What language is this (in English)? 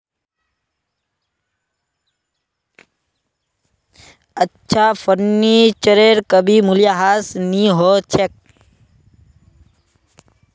Magahi